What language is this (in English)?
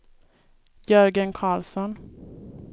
Swedish